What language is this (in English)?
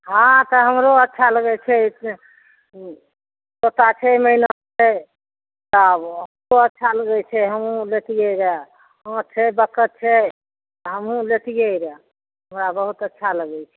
Maithili